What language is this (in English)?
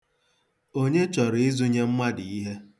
Igbo